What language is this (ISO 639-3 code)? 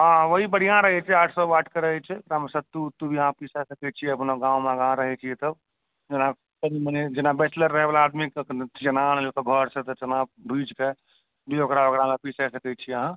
mai